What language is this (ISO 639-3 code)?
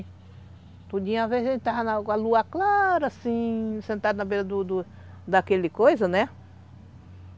por